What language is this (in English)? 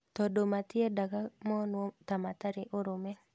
Kikuyu